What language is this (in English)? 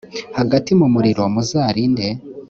Kinyarwanda